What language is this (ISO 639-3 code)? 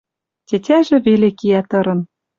mrj